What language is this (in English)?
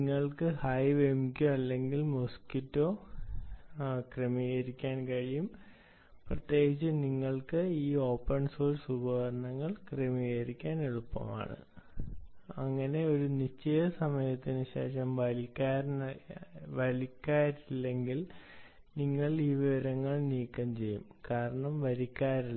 Malayalam